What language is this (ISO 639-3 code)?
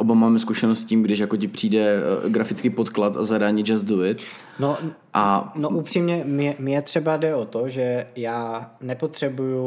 ces